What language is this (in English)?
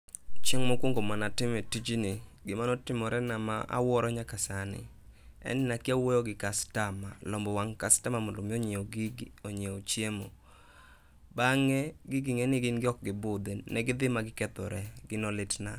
Luo (Kenya and Tanzania)